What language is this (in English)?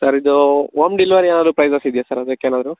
Kannada